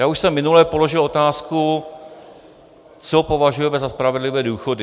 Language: Czech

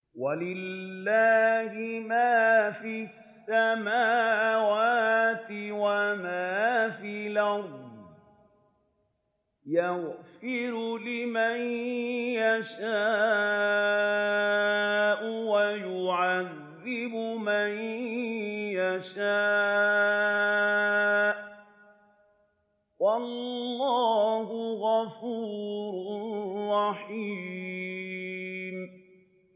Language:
Arabic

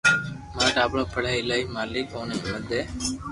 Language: Loarki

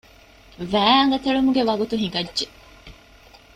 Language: Divehi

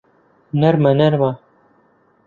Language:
Central Kurdish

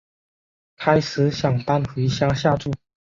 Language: Chinese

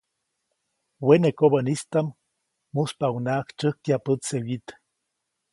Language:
Copainalá Zoque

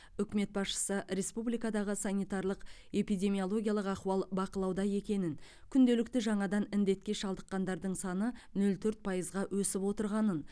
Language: Kazakh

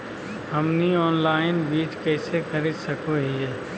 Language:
Magahi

